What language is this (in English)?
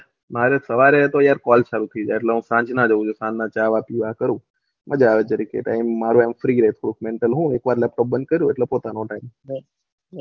Gujarati